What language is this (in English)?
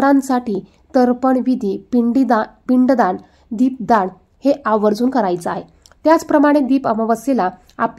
Marathi